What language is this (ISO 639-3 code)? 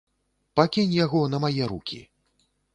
bel